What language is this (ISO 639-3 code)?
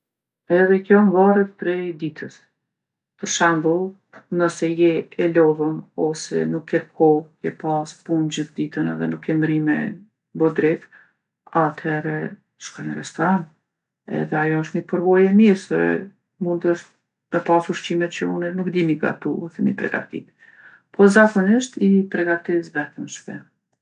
aln